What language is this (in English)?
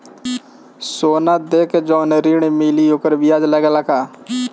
Bhojpuri